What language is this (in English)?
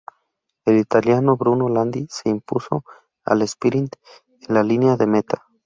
Spanish